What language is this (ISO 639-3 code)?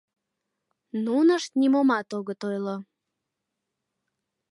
chm